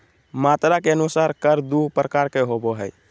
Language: Magahi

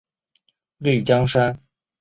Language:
Chinese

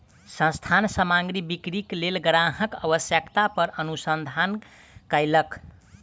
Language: Maithili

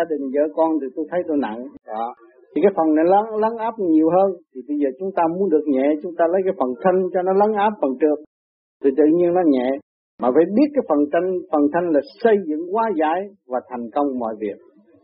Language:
Vietnamese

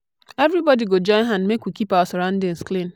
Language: Nigerian Pidgin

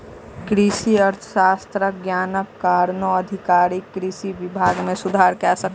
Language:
Maithili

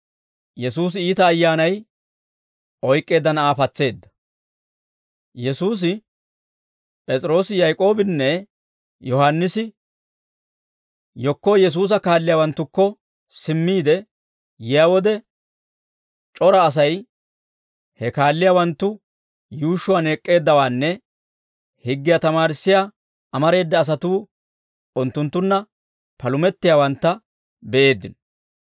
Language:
Dawro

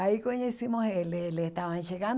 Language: Portuguese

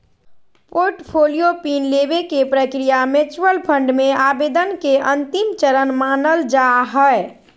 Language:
Magahi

